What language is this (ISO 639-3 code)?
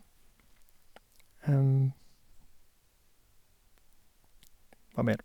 nor